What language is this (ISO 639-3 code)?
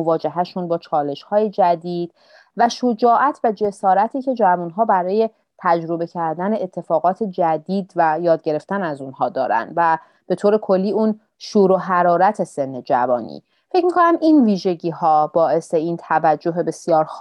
fas